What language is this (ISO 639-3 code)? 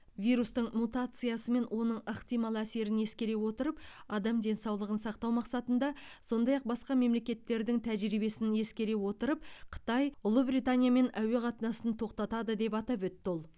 kaz